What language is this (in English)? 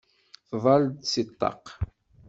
Kabyle